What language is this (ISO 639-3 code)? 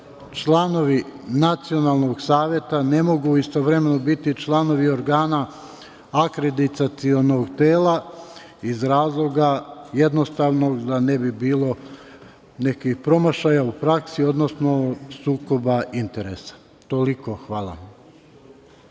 srp